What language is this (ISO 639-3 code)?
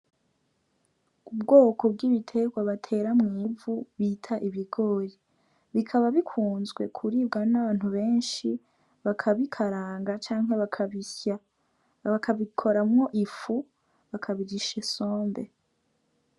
run